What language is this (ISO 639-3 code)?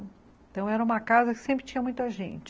por